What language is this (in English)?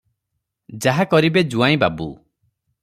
Odia